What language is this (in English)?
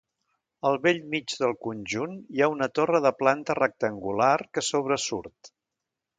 Catalan